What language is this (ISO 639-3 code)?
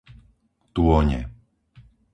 slk